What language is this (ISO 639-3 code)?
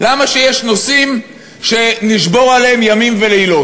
heb